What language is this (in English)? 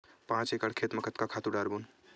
Chhattisgarhi